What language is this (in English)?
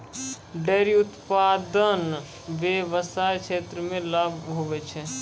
Maithili